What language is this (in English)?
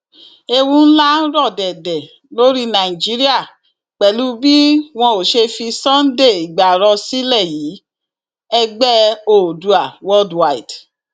Yoruba